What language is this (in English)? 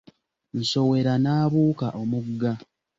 Ganda